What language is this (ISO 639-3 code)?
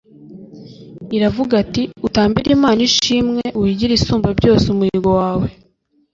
kin